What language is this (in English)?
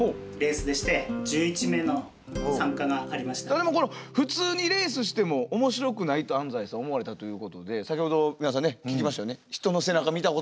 Japanese